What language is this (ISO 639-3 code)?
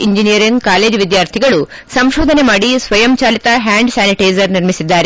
kan